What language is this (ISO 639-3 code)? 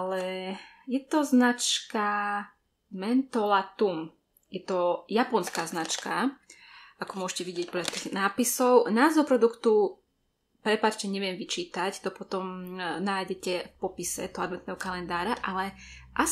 slk